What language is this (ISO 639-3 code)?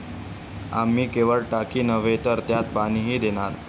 mar